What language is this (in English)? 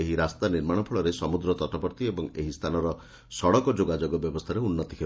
Odia